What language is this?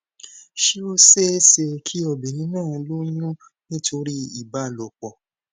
Yoruba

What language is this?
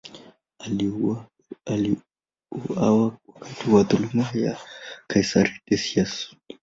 Swahili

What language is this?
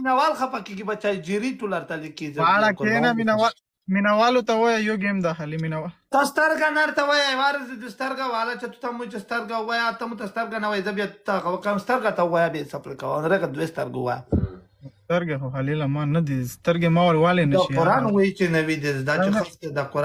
Romanian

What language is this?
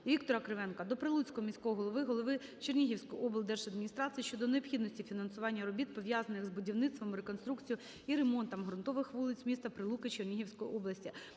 Ukrainian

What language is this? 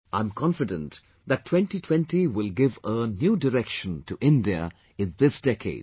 English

